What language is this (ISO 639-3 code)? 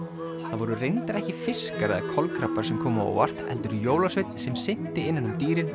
isl